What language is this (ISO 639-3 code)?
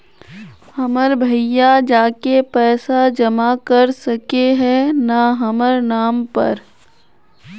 mag